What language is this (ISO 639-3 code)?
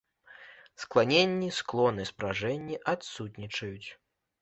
bel